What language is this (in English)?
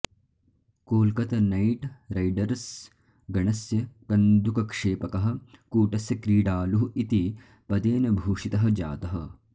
Sanskrit